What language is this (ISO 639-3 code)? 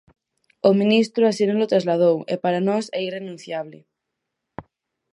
glg